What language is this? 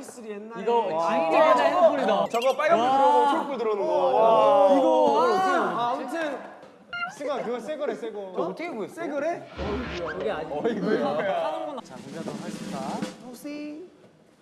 Korean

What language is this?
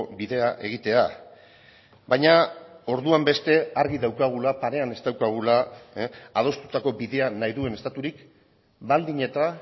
Basque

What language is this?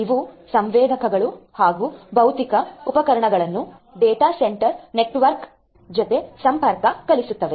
Kannada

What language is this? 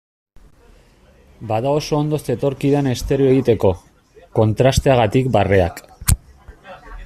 Basque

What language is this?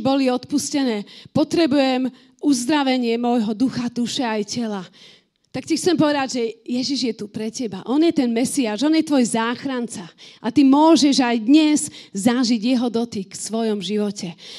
Slovak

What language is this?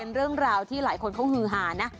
Thai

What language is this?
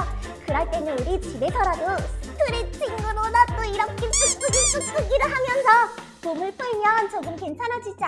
Korean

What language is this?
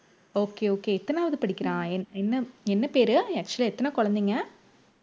Tamil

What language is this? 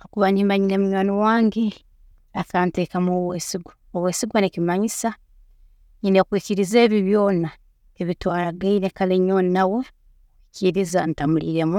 Tooro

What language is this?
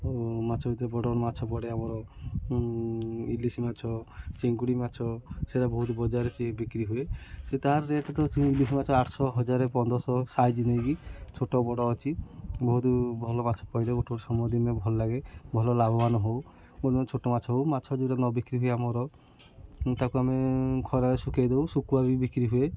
Odia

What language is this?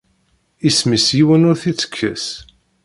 Kabyle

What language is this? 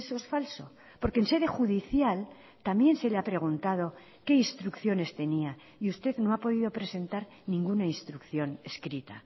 Spanish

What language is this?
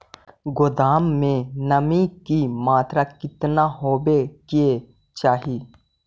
Magahi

